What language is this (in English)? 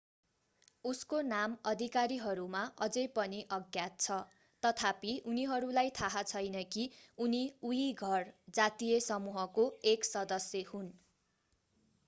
Nepali